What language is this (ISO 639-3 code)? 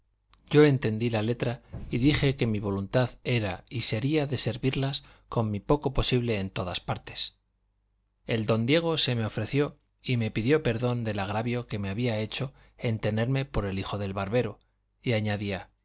spa